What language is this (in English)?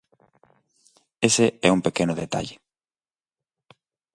Galician